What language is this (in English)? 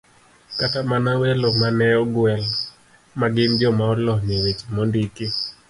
Luo (Kenya and Tanzania)